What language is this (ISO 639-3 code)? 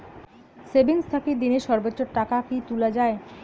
ben